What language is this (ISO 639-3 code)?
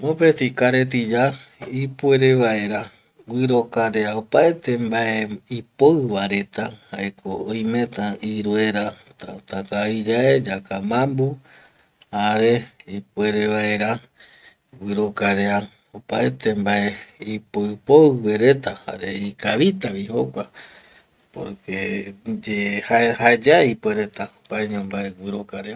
gui